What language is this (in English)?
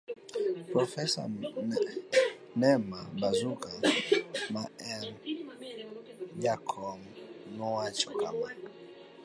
Luo (Kenya and Tanzania)